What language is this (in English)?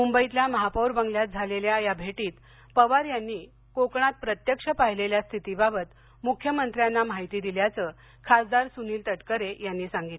Marathi